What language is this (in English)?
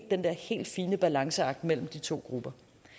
Danish